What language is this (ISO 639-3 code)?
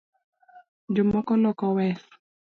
luo